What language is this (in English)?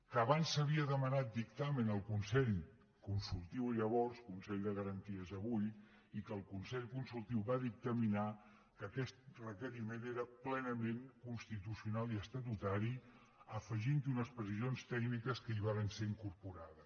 Catalan